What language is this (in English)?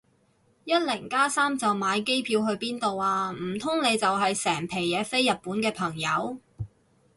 Cantonese